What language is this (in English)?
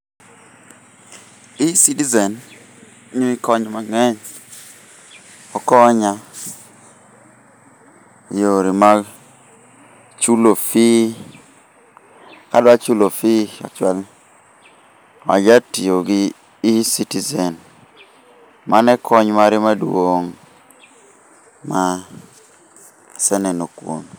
Luo (Kenya and Tanzania)